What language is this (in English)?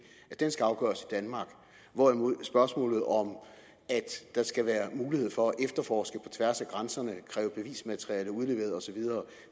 Danish